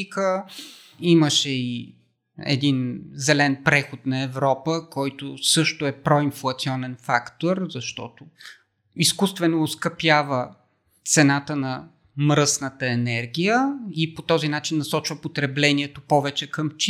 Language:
Bulgarian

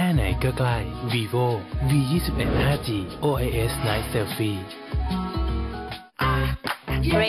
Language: Thai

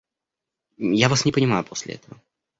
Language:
Russian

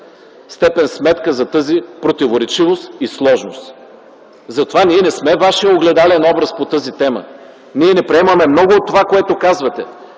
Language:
Bulgarian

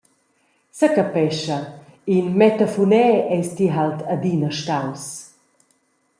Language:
Romansh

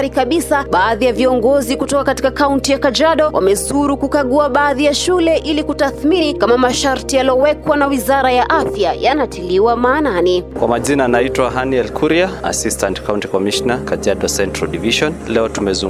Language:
Swahili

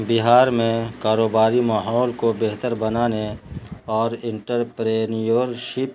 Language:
Urdu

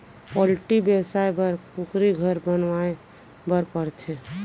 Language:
Chhattisgarhi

